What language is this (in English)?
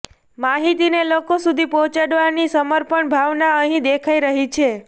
Gujarati